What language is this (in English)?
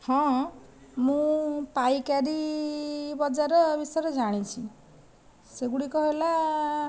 Odia